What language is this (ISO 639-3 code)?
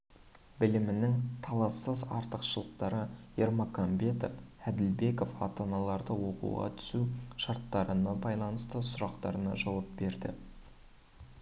kaz